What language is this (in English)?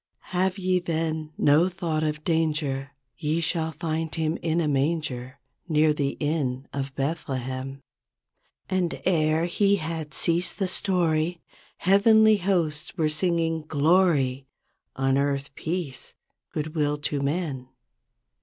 English